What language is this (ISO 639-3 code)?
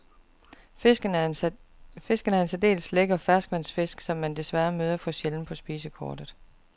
dan